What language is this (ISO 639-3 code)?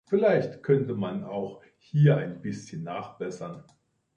deu